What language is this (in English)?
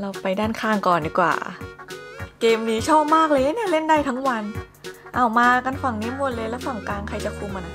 Thai